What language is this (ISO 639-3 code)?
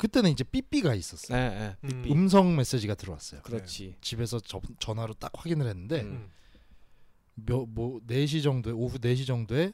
kor